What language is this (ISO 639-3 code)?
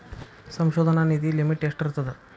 kan